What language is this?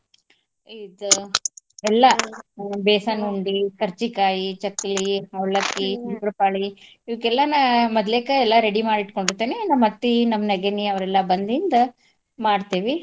Kannada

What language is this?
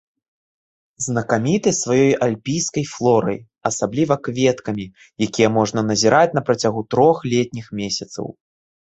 Belarusian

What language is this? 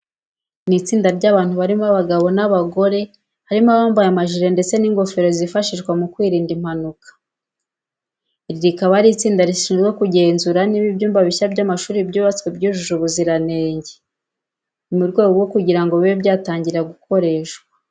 Kinyarwanda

